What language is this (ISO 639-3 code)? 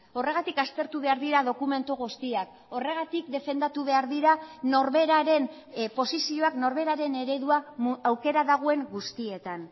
eus